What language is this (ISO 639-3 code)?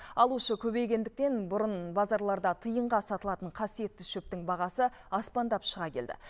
kaz